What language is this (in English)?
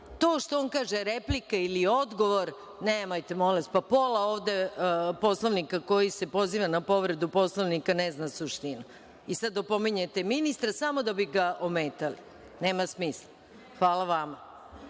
Serbian